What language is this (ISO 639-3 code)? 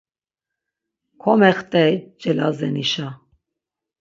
lzz